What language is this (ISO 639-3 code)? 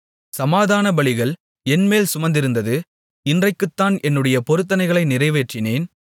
tam